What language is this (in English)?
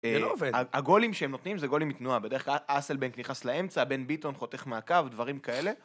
Hebrew